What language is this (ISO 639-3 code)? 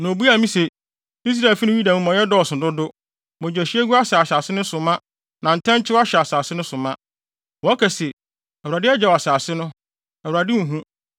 aka